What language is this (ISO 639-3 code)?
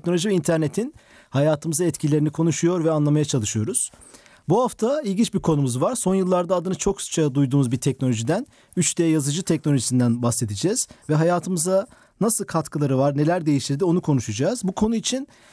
tur